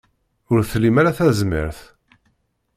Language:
Kabyle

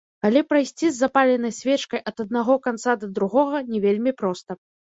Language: Belarusian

